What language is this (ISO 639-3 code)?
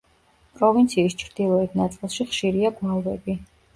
kat